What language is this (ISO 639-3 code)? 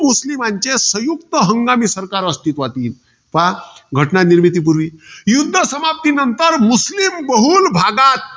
mar